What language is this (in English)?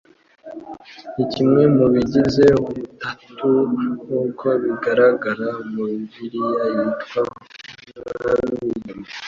Kinyarwanda